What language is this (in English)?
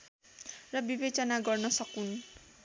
Nepali